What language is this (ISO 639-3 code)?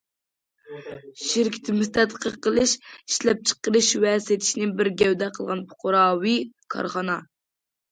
uig